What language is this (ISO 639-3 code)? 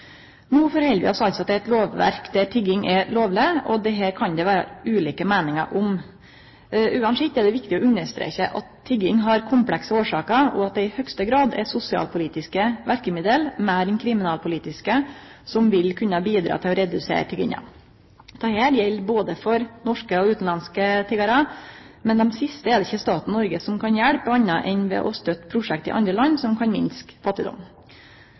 nno